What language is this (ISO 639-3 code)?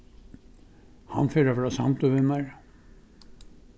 fao